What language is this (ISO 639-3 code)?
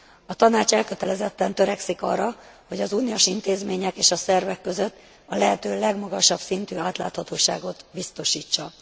hun